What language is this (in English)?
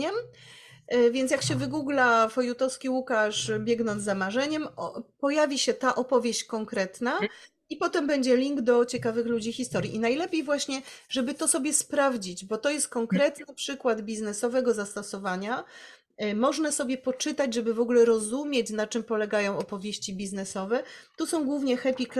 Polish